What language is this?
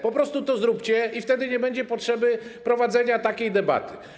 Polish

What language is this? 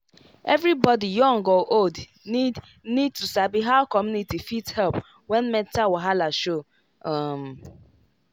Nigerian Pidgin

